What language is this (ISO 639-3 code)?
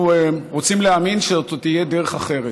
heb